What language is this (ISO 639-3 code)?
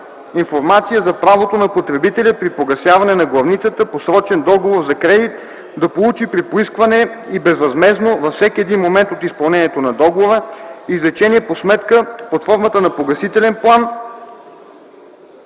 bul